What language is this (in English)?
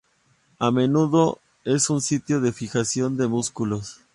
Spanish